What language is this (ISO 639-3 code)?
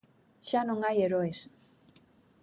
glg